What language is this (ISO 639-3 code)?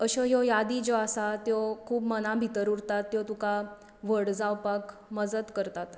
kok